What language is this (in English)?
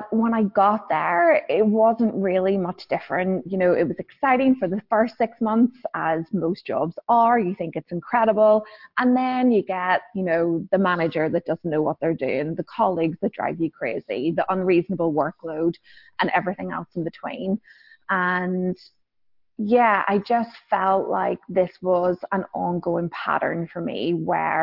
English